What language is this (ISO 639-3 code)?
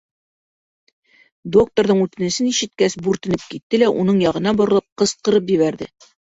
bak